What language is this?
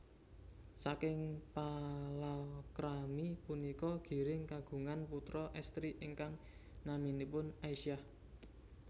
Javanese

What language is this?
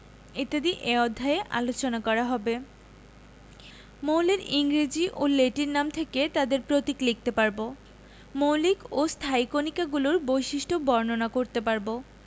Bangla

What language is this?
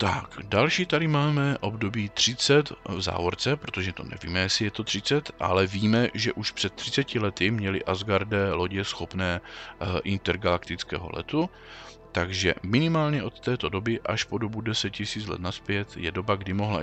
Czech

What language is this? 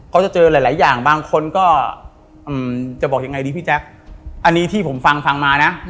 Thai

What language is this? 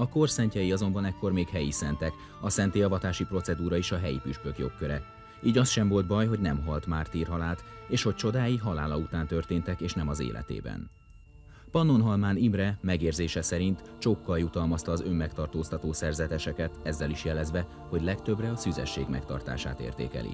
Hungarian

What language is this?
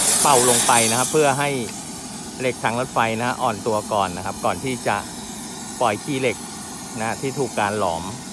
Thai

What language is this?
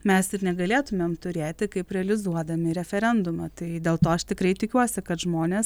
Lithuanian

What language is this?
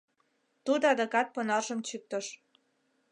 Mari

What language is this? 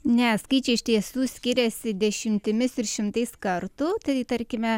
Lithuanian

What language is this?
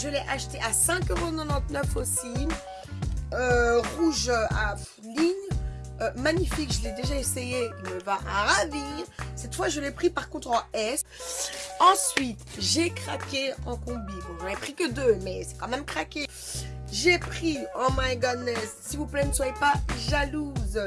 French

